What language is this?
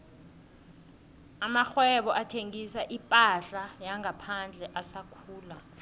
South Ndebele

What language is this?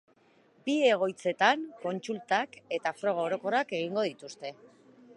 Basque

